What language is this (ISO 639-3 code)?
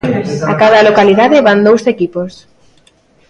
glg